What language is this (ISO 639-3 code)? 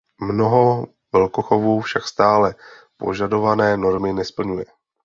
ces